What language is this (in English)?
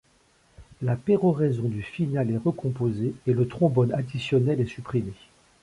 French